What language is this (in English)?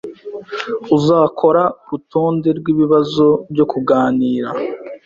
Kinyarwanda